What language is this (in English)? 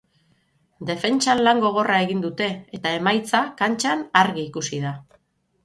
Basque